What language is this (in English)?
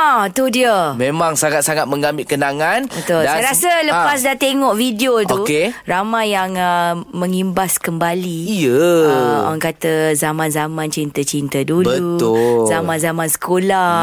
Malay